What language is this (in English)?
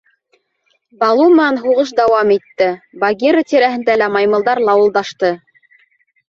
Bashkir